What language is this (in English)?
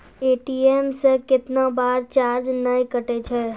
Maithili